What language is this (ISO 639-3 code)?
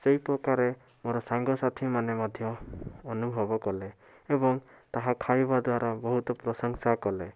ori